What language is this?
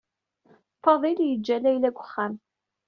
Kabyle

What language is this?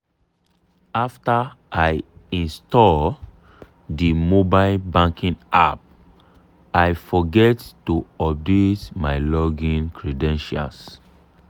Nigerian Pidgin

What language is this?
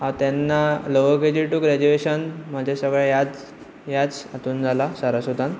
Konkani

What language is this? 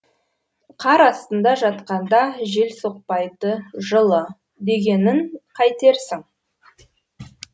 Kazakh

